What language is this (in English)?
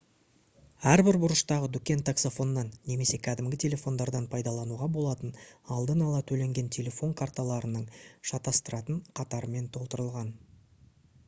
Kazakh